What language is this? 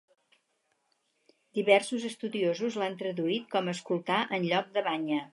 Catalan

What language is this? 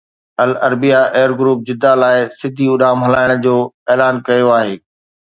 Sindhi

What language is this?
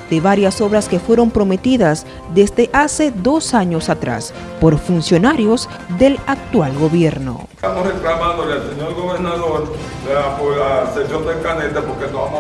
Spanish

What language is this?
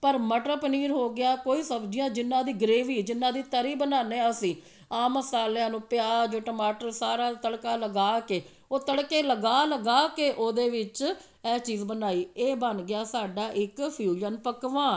Punjabi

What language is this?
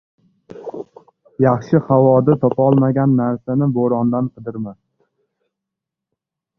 Uzbek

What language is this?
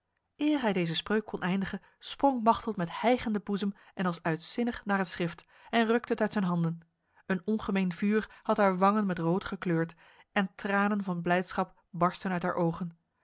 Dutch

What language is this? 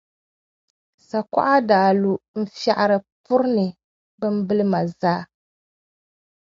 Dagbani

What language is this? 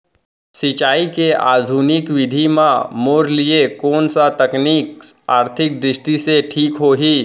Chhattisgarhi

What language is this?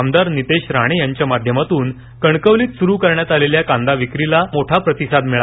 Marathi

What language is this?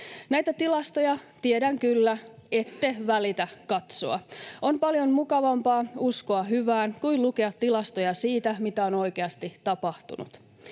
Finnish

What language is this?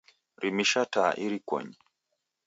Taita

